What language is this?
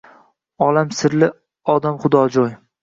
Uzbek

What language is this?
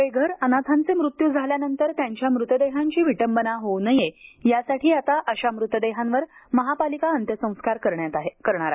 Marathi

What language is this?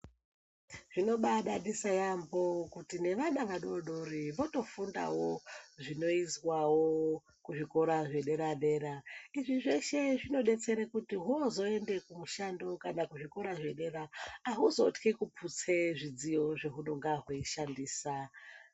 Ndau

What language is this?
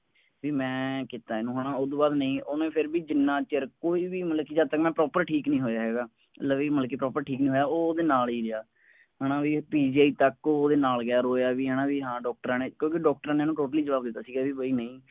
Punjabi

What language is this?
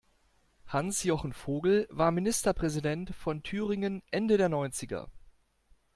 German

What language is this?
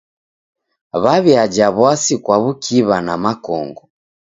Taita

